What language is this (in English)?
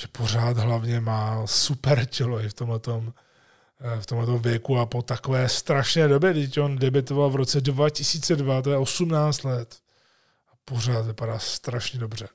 Czech